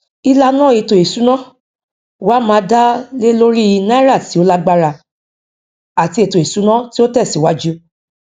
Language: Yoruba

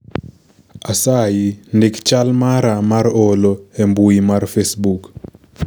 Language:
Luo (Kenya and Tanzania)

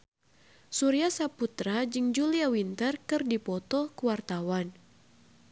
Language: Sundanese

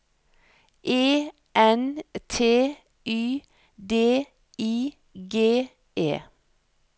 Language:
Norwegian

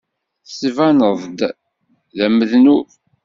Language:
Kabyle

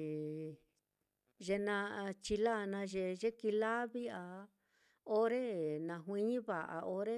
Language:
Mitlatongo Mixtec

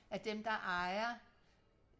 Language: Danish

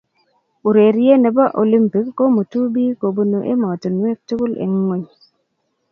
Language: Kalenjin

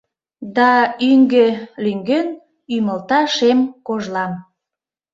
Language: Mari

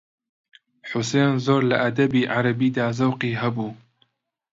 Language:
Central Kurdish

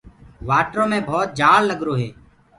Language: Gurgula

